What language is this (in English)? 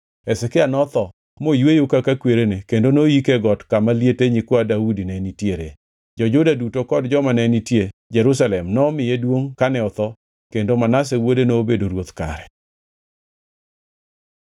Luo (Kenya and Tanzania)